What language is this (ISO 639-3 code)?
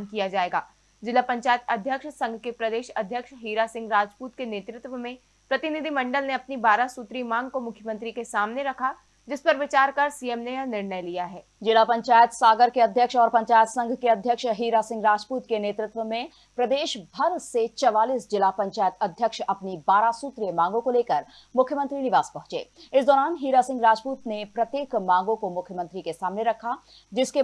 hin